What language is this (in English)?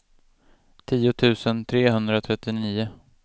Swedish